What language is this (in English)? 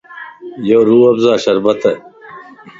Lasi